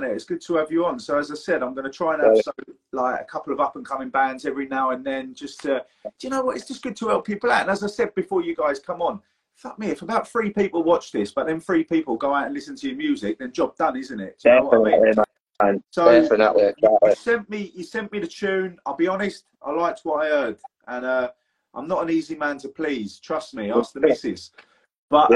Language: English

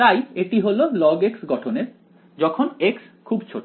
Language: Bangla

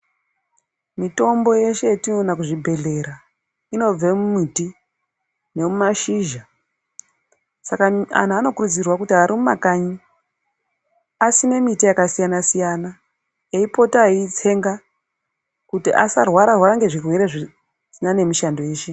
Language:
Ndau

